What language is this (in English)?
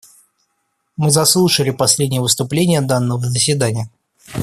Russian